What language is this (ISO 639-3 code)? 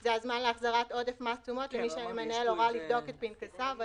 heb